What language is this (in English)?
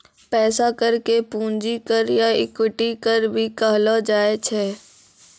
Maithili